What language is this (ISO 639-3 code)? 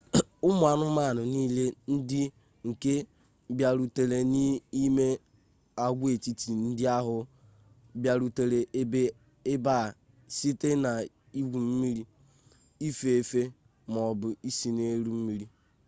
ibo